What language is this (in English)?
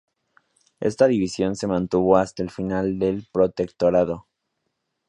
Spanish